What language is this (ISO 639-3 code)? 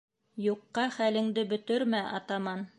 bak